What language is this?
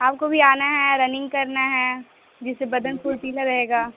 Urdu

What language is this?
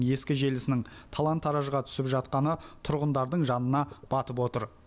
Kazakh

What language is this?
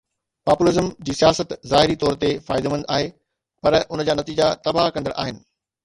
Sindhi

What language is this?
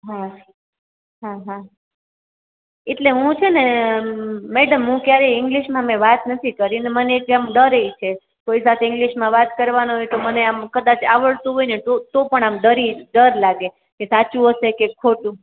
Gujarati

